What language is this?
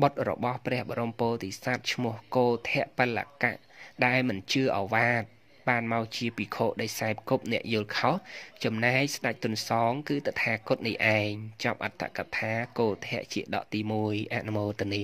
Vietnamese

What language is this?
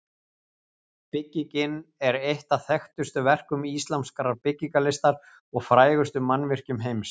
Icelandic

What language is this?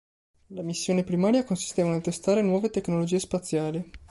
Italian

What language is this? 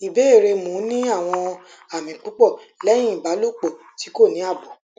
Yoruba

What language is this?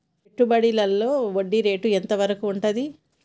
Telugu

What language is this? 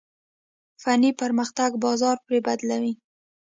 Pashto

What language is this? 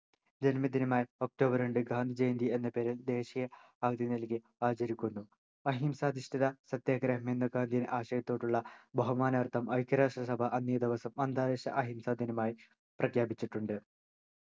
Malayalam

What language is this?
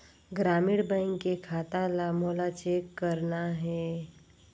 Chhattisgarhi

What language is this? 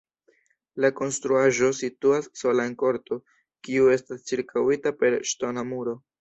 Esperanto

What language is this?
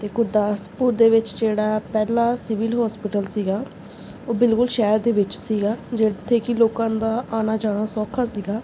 Punjabi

